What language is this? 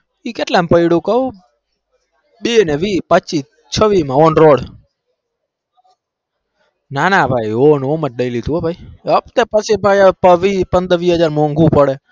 Gujarati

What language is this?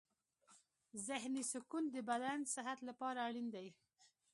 Pashto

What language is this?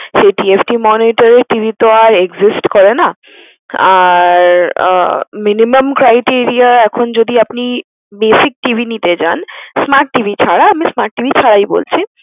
Bangla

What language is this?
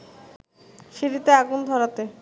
Bangla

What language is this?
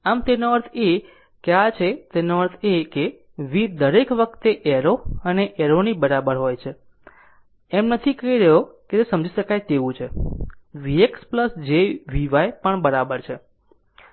Gujarati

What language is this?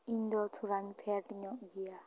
Santali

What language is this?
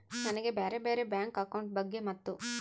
Kannada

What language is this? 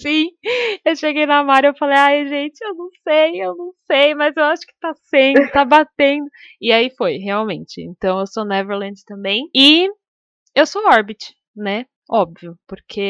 Portuguese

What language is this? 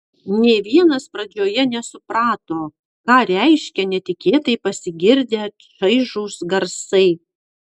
Lithuanian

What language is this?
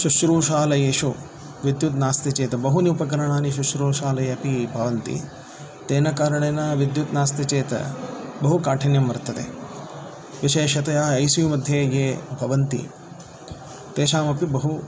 Sanskrit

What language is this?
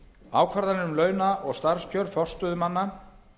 Icelandic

